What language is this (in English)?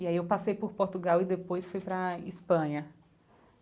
Portuguese